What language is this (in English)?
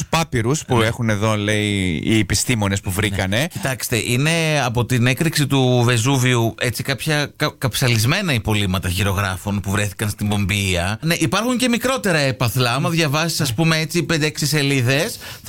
Greek